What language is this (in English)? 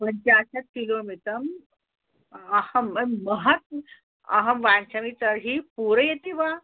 Sanskrit